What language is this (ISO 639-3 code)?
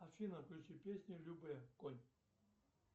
rus